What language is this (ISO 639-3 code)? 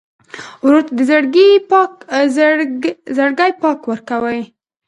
pus